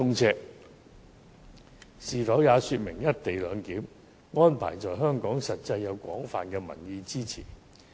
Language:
Cantonese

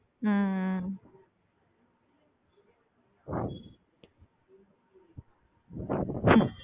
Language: Tamil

